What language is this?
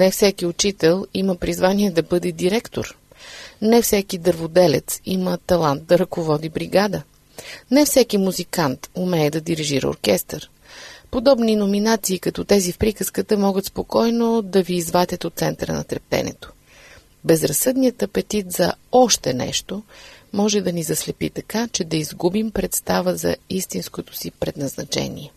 Bulgarian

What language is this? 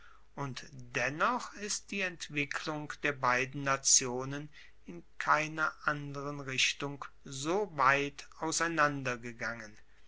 German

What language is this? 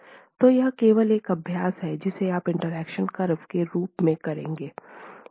Hindi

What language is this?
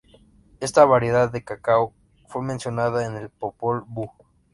Spanish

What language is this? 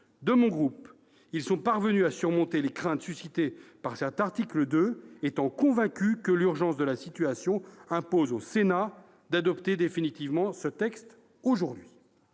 French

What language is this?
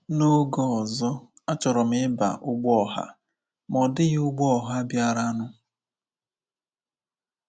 Igbo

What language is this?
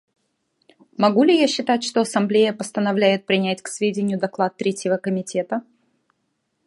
Russian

